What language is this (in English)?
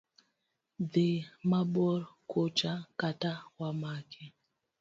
Luo (Kenya and Tanzania)